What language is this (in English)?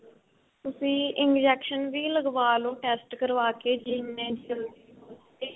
Punjabi